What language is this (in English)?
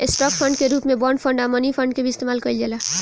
Bhojpuri